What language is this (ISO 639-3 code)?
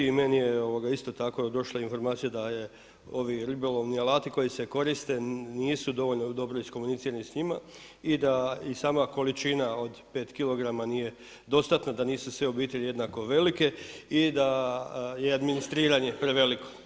hrv